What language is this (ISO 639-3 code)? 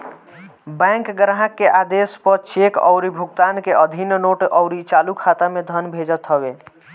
bho